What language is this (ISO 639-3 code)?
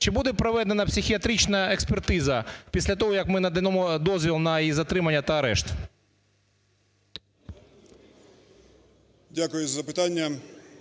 ukr